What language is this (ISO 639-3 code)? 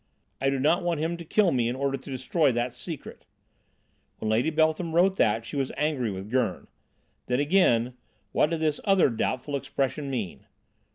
eng